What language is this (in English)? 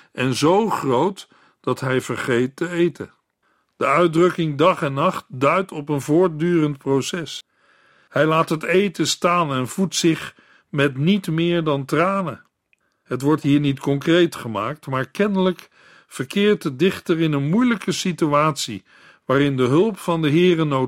Dutch